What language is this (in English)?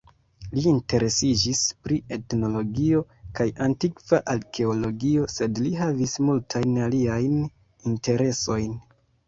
Esperanto